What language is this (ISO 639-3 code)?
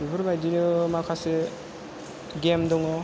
brx